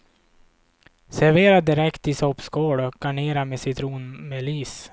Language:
Swedish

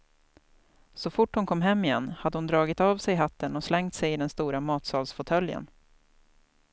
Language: Swedish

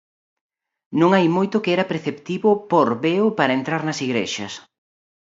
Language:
Galician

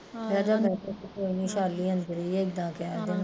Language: Punjabi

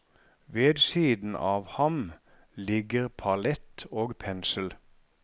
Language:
Norwegian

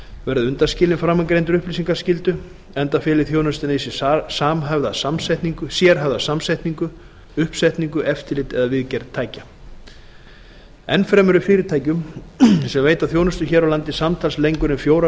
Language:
Icelandic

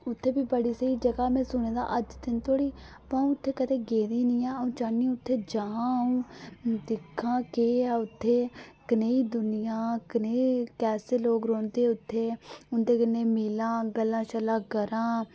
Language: Dogri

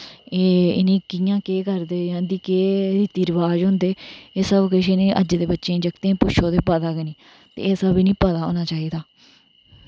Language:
Dogri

